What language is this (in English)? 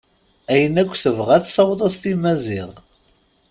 Kabyle